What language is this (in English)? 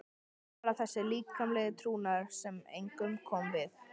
Icelandic